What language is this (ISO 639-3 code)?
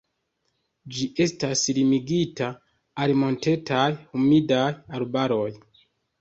epo